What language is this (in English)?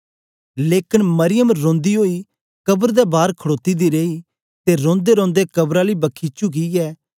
Dogri